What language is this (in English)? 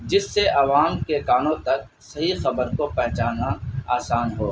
Urdu